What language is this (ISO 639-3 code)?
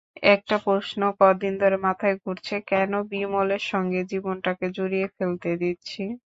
ben